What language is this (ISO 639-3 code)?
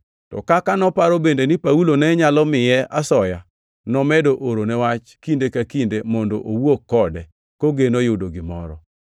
luo